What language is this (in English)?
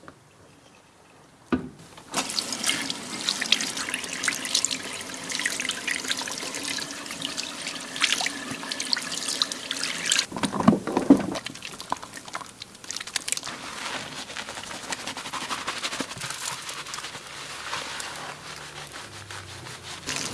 Turkish